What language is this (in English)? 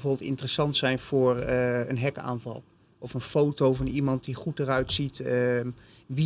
Dutch